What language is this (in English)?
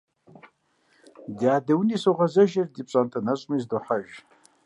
Kabardian